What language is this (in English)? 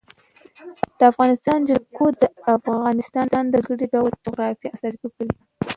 Pashto